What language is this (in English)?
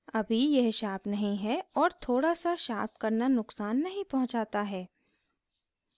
Hindi